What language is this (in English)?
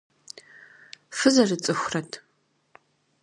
Kabardian